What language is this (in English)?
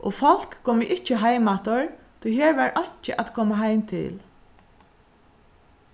Faroese